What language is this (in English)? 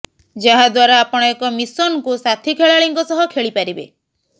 Odia